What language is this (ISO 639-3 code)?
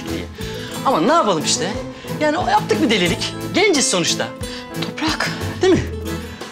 tur